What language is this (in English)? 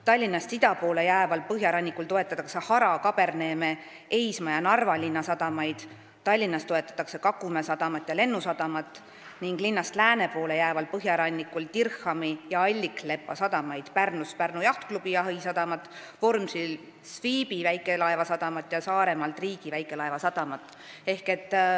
Estonian